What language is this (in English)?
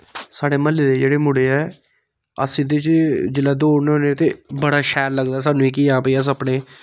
Dogri